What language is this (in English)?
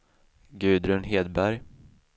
Swedish